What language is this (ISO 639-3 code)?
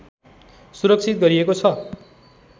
nep